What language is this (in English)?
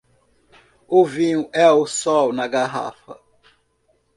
Portuguese